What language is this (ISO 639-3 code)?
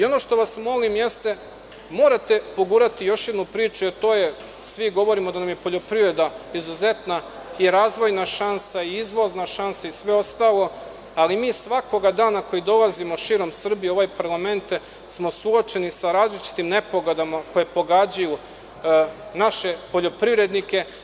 srp